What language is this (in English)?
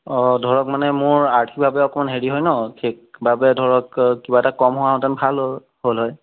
Assamese